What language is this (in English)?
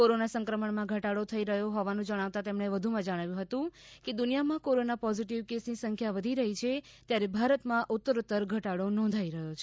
Gujarati